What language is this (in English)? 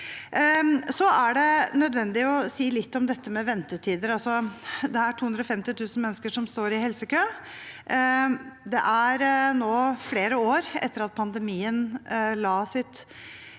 Norwegian